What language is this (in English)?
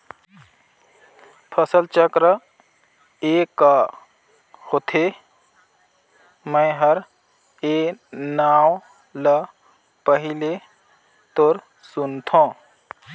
Chhattisgarhi